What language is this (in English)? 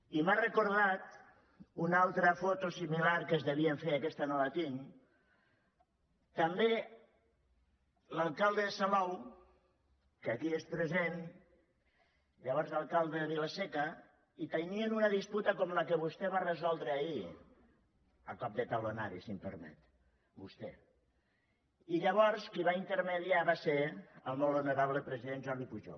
Catalan